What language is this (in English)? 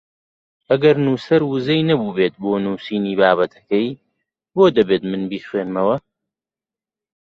Central Kurdish